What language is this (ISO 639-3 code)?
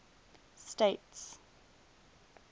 eng